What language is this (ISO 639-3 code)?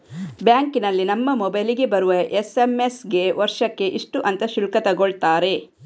kan